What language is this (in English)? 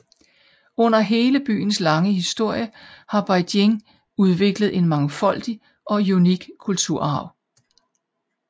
Danish